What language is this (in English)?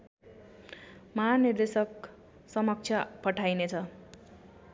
Nepali